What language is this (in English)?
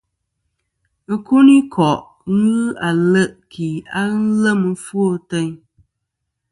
Kom